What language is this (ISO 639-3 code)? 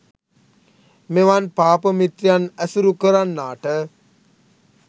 sin